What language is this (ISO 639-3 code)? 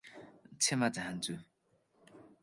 nep